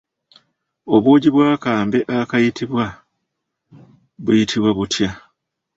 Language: Ganda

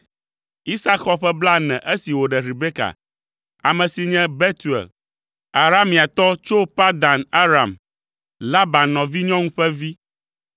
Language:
Ewe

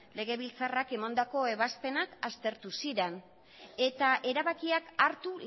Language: Basque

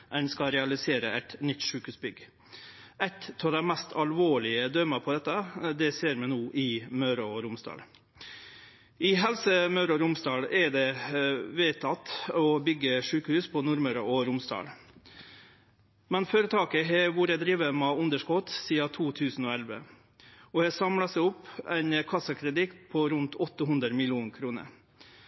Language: Norwegian Nynorsk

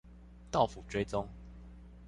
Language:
Chinese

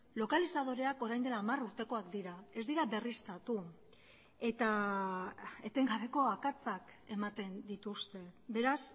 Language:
Basque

